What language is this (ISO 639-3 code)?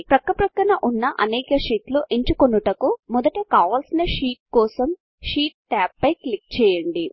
tel